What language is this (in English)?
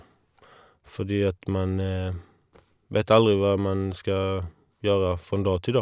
Norwegian